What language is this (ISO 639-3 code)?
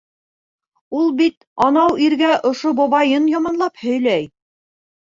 bak